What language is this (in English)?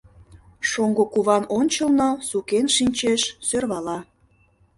Mari